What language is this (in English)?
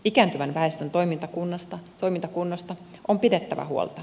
Finnish